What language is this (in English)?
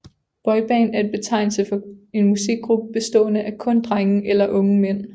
Danish